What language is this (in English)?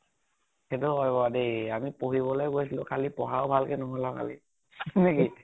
Assamese